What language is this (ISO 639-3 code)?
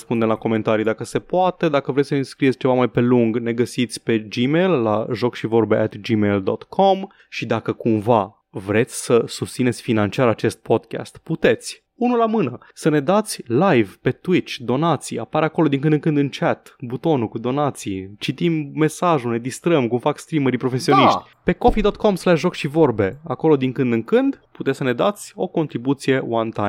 ron